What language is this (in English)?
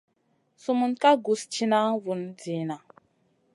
Masana